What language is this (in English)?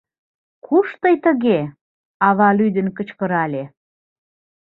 Mari